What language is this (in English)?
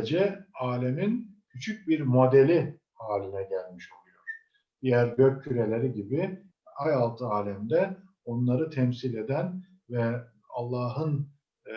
Turkish